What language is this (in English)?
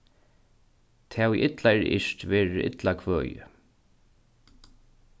Faroese